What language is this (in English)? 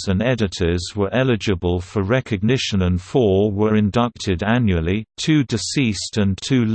English